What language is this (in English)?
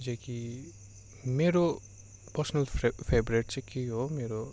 Nepali